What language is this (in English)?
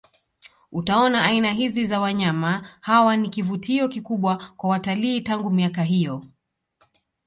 Swahili